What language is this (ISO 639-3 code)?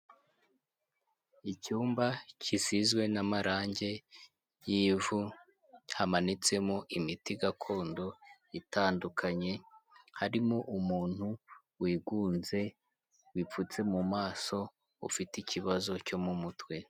kin